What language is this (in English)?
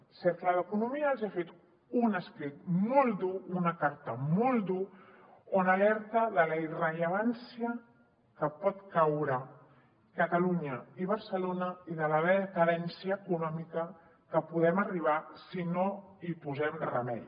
Catalan